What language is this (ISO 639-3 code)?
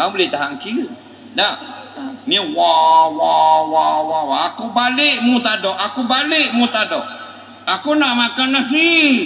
msa